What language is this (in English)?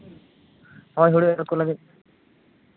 Santali